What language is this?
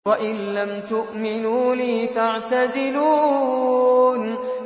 Arabic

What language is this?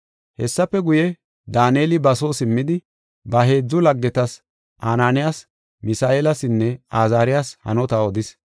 Gofa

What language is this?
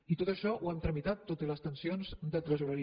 Catalan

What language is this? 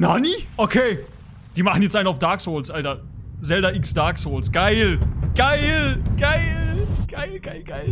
German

